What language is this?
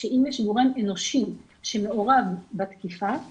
Hebrew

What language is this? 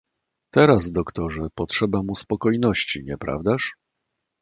Polish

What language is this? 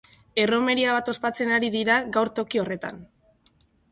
Basque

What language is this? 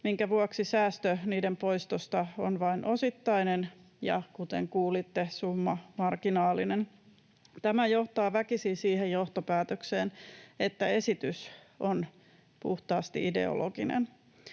Finnish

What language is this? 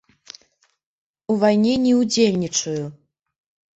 Belarusian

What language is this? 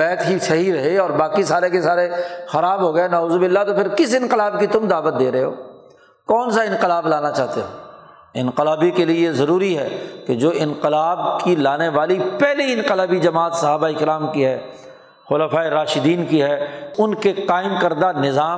Urdu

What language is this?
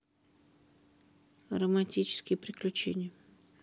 Russian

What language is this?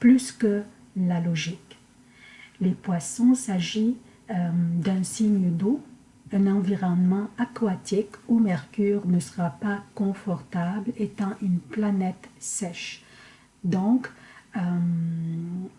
French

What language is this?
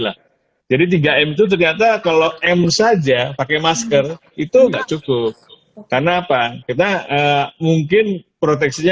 Indonesian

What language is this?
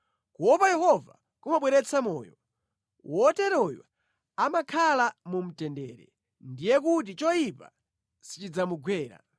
Nyanja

